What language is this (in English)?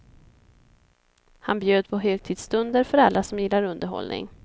Swedish